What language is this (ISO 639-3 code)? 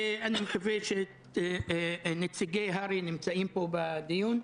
heb